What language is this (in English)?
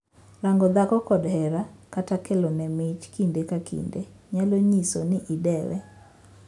Luo (Kenya and Tanzania)